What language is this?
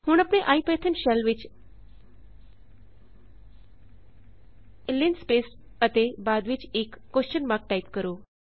Punjabi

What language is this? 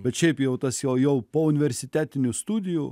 Lithuanian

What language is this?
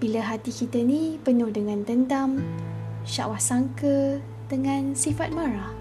Malay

